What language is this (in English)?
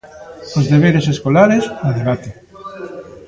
Galician